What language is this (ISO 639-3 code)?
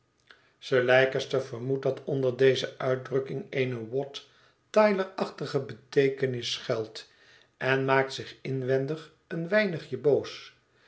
nld